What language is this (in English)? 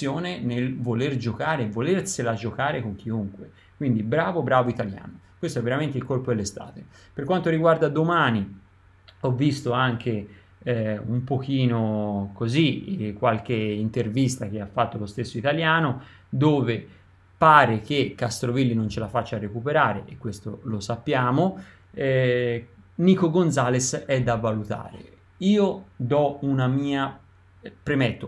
Italian